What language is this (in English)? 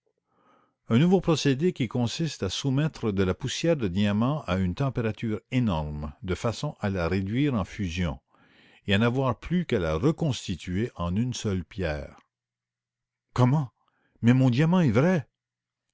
French